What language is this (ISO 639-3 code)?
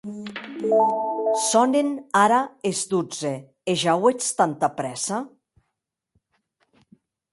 oci